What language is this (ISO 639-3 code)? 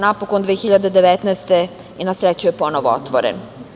srp